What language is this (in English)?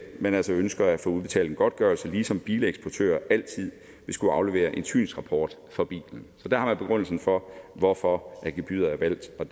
Danish